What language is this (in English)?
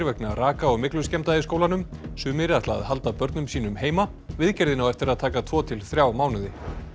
Icelandic